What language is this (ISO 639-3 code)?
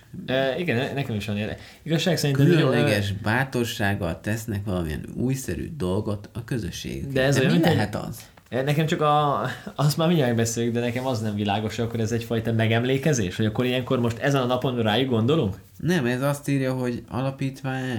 hun